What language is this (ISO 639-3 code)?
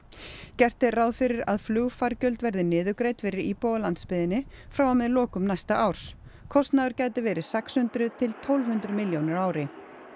isl